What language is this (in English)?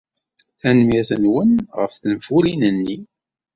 Kabyle